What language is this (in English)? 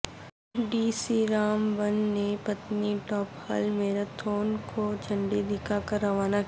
Urdu